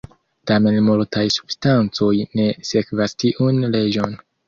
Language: Esperanto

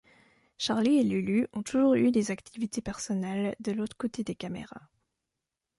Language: French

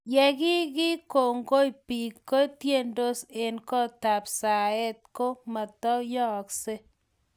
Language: Kalenjin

